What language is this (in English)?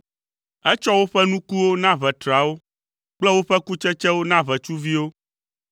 Ewe